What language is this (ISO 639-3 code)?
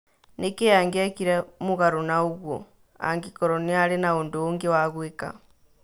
kik